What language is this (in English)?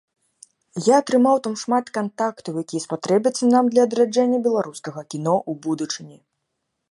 Belarusian